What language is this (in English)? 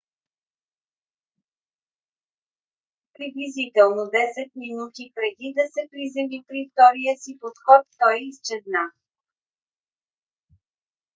Bulgarian